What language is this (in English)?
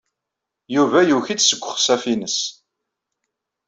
Kabyle